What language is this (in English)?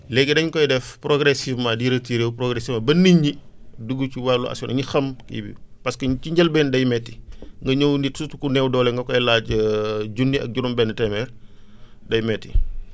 Wolof